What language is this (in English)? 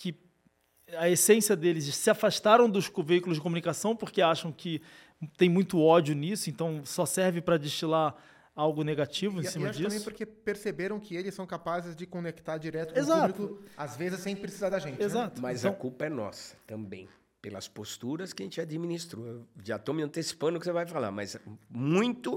Portuguese